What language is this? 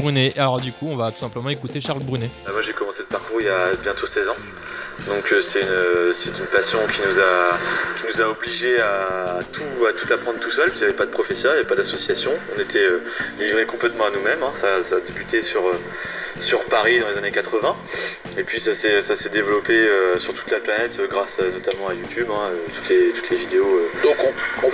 French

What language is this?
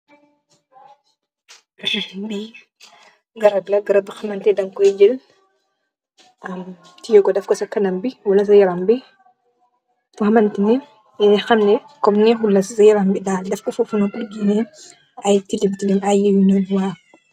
Wolof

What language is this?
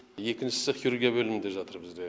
Kazakh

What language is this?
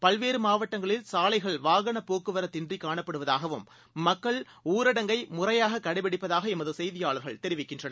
Tamil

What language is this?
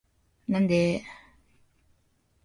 Japanese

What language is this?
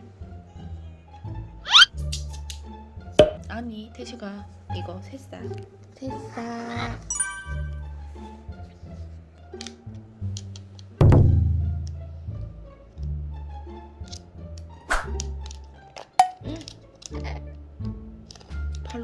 Korean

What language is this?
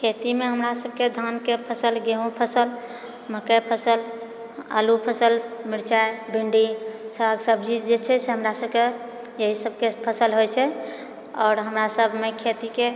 Maithili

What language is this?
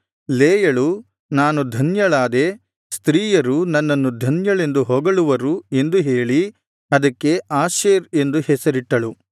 Kannada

